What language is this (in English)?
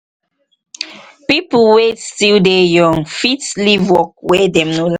Nigerian Pidgin